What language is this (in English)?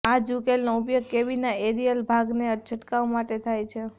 Gujarati